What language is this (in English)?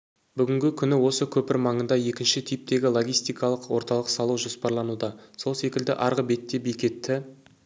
Kazakh